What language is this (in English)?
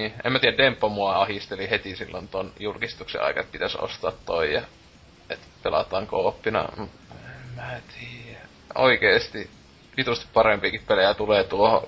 Finnish